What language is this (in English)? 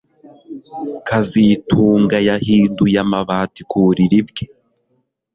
Kinyarwanda